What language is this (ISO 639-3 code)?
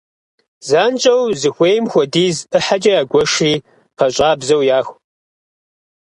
kbd